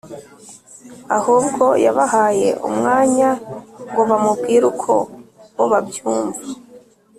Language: Kinyarwanda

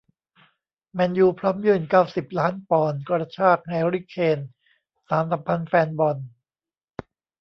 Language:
Thai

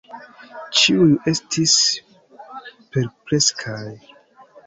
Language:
Esperanto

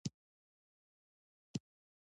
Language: Pashto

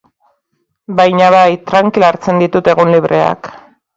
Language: Basque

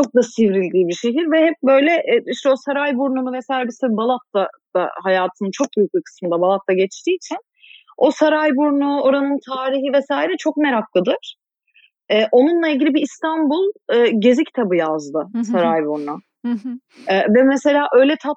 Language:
Turkish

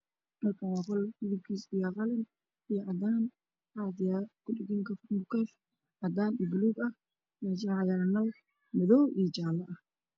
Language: Somali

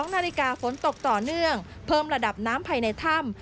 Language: Thai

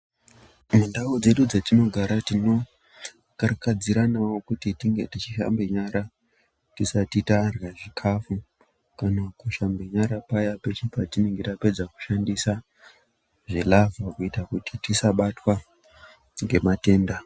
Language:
Ndau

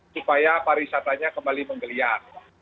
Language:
Indonesian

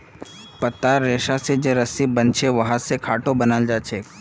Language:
Magahi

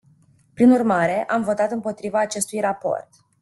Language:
Romanian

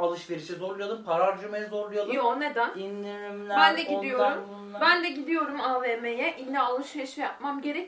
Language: Turkish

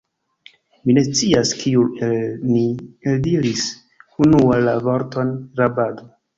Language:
Esperanto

